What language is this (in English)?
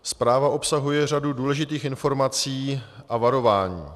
Czech